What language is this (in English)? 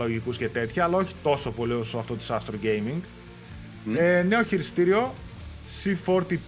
Greek